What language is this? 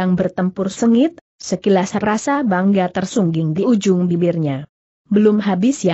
Indonesian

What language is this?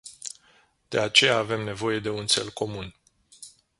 Romanian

